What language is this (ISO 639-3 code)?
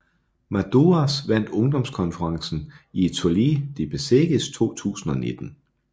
dan